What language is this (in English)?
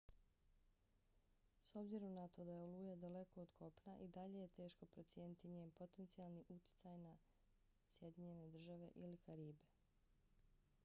Bosnian